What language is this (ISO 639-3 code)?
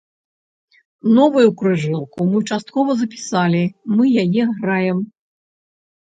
bel